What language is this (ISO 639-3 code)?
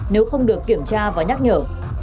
vie